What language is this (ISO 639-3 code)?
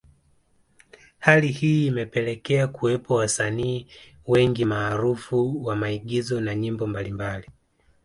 swa